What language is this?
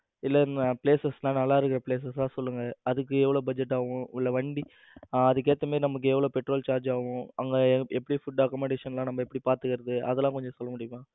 Tamil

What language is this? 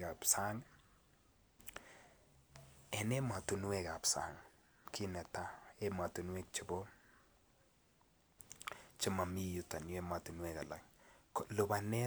Kalenjin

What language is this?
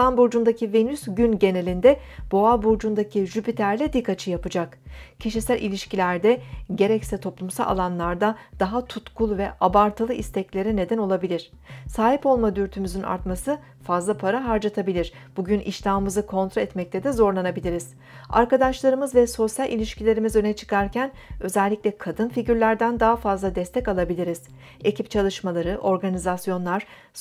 Turkish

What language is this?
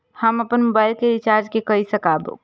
Maithili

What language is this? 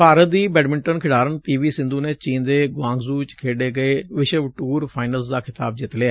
Punjabi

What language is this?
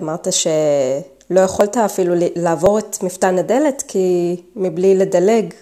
Hebrew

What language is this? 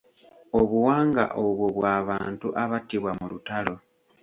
Ganda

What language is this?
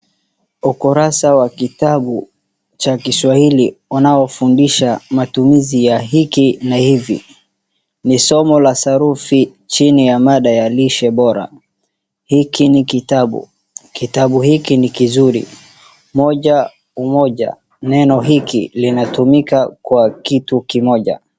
Swahili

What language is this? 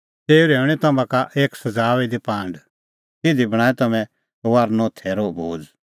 Kullu Pahari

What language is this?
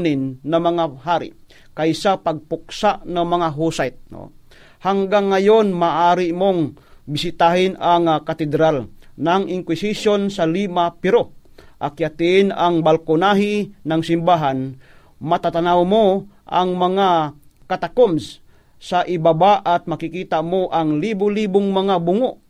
Filipino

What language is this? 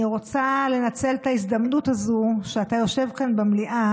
Hebrew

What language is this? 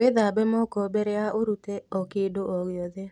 Kikuyu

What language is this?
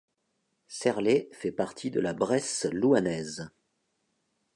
French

